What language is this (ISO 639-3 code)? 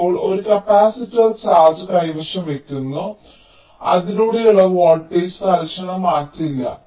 mal